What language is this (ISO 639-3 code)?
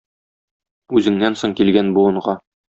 tat